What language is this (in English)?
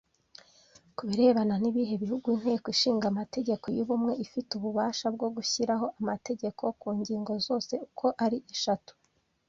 Kinyarwanda